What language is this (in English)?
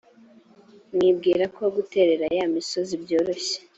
Kinyarwanda